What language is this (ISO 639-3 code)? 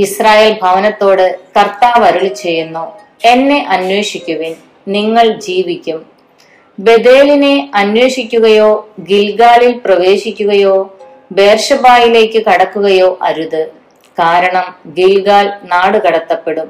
mal